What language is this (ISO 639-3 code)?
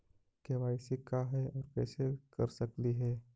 mag